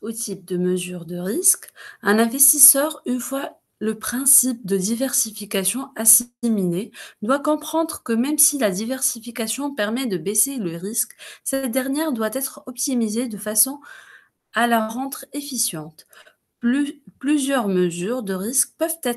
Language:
French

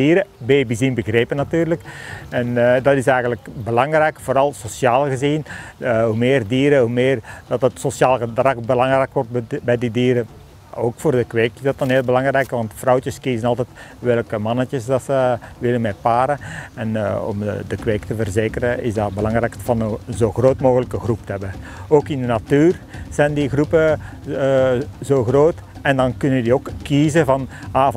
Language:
Dutch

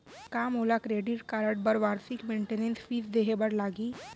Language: Chhattisgarhi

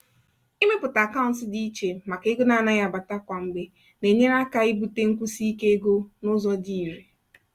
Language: Igbo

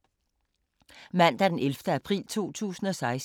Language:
Danish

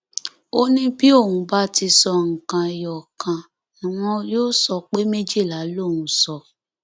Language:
Yoruba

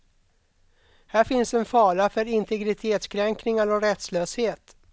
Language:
Swedish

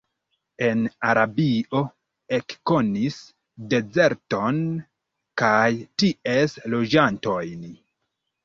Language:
Esperanto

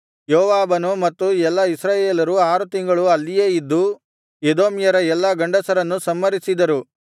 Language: Kannada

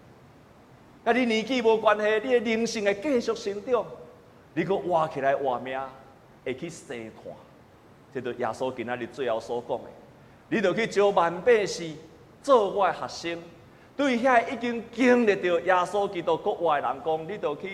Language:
Chinese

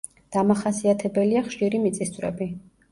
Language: Georgian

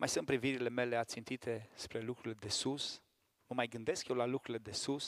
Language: Romanian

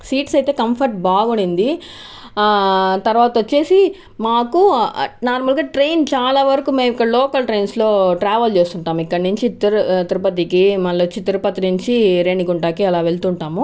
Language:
Telugu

